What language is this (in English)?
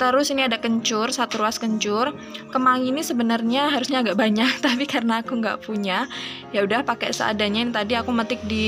Indonesian